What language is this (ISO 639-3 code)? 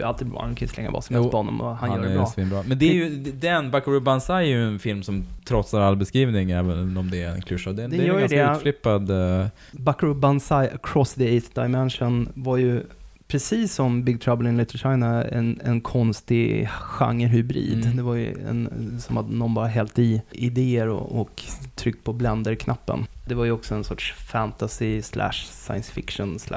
swe